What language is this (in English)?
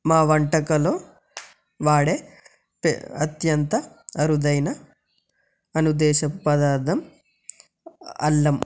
Telugu